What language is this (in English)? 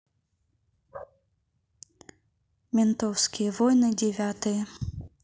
Russian